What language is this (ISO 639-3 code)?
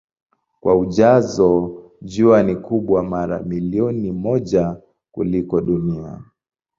swa